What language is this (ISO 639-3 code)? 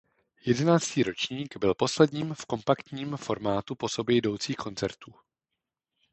ces